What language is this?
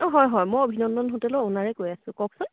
Assamese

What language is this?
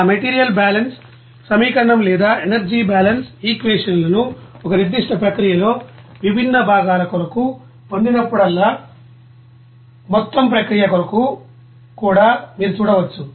Telugu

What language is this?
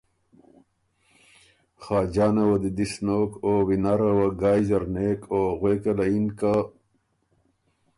Ormuri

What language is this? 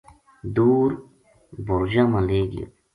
Gujari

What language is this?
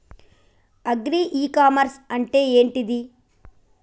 Telugu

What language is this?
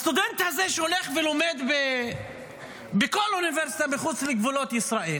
Hebrew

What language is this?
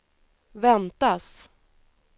Swedish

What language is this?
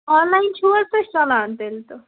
Kashmiri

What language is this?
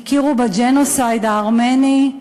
Hebrew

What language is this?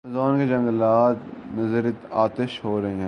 Urdu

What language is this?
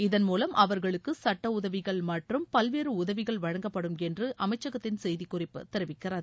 Tamil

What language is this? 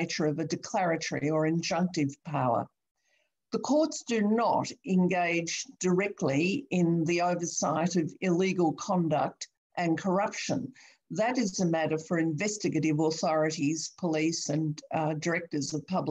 English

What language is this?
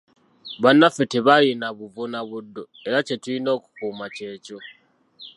Ganda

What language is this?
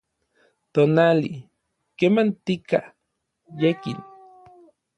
Orizaba Nahuatl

